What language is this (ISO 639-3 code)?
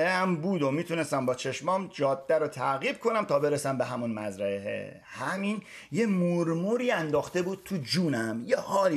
fas